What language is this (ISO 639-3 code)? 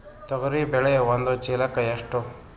kan